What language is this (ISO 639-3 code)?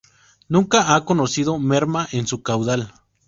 spa